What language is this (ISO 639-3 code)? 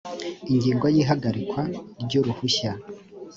kin